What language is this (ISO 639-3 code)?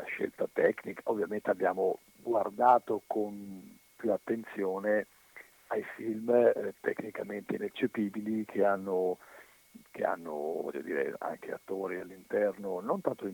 ita